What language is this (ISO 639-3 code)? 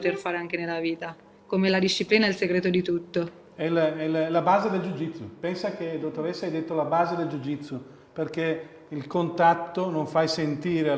ita